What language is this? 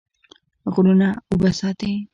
Pashto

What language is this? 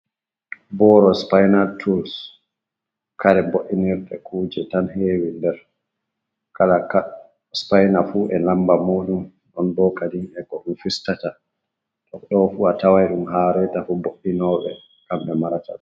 Fula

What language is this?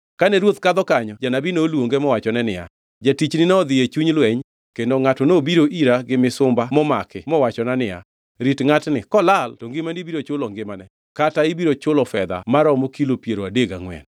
Luo (Kenya and Tanzania)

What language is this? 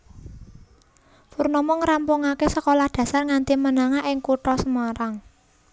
Javanese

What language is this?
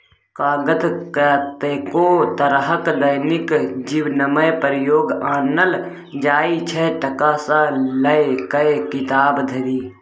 Maithili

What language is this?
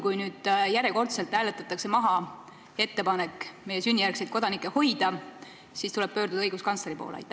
Estonian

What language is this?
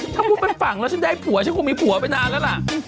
Thai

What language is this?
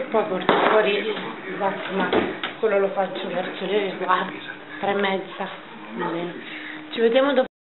Italian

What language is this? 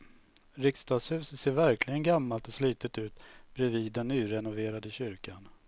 Swedish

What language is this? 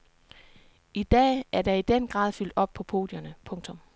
Danish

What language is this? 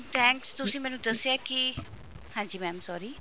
Punjabi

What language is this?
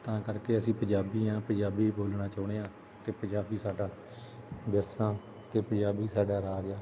Punjabi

